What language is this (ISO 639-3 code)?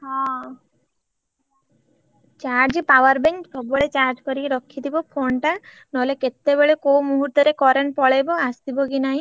ori